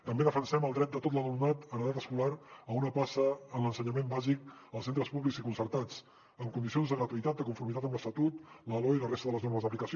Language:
Catalan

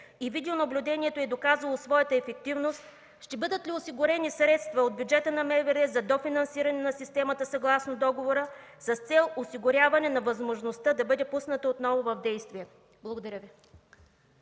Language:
Bulgarian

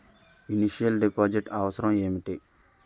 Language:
Telugu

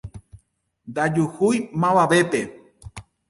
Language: Guarani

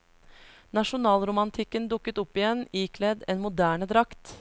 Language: Norwegian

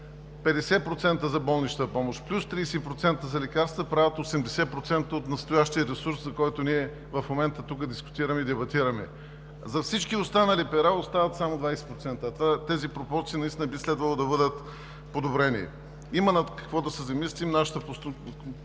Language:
Bulgarian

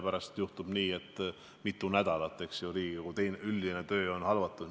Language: Estonian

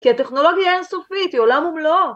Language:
Hebrew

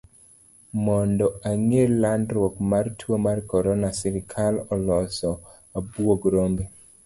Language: Luo (Kenya and Tanzania)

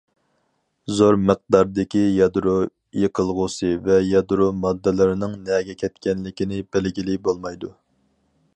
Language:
Uyghur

